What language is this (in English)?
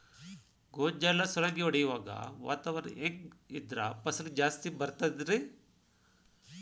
Kannada